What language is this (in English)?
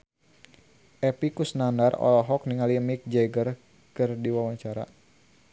Sundanese